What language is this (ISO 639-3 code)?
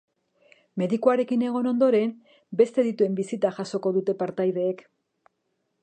eus